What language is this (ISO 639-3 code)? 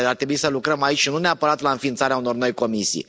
ron